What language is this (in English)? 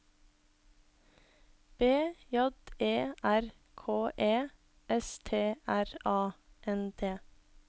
Norwegian